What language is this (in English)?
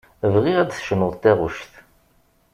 Kabyle